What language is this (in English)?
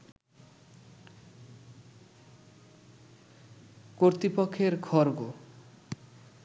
Bangla